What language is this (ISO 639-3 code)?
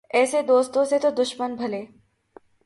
urd